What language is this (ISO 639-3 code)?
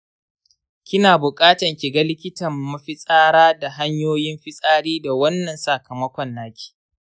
hau